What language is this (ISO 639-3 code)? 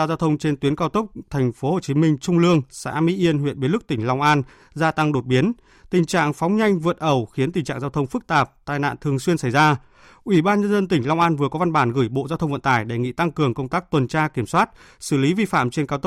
vie